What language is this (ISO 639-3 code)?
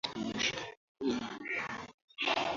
swa